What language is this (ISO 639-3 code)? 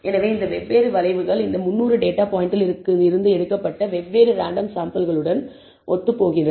tam